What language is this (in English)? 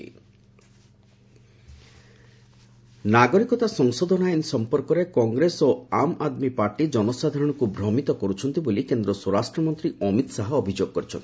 Odia